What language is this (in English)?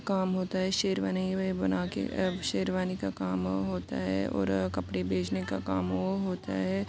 Urdu